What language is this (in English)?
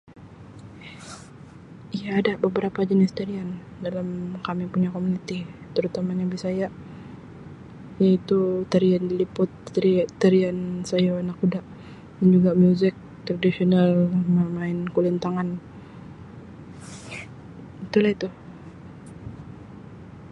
Sabah Malay